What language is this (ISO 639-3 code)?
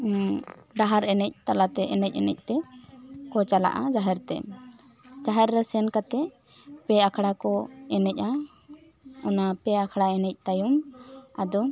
sat